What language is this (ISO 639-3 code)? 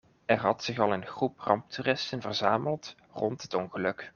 nld